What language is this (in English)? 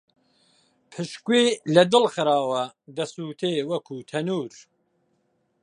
Central Kurdish